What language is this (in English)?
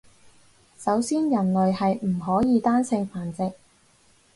Cantonese